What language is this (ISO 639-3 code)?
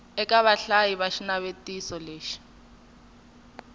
tso